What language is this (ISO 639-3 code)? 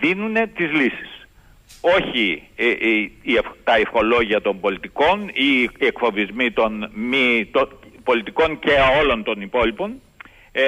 ell